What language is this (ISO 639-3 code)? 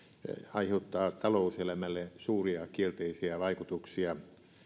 fin